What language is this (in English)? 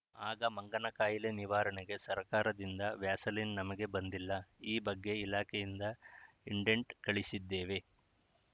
Kannada